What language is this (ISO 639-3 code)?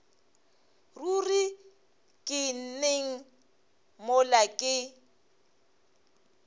nso